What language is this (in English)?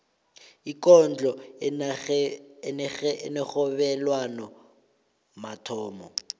South Ndebele